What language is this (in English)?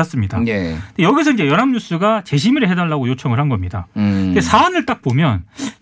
Korean